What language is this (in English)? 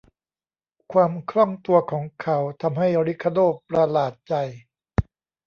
Thai